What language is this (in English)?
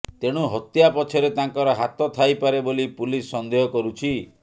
Odia